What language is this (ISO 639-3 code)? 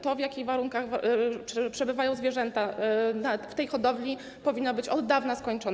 pol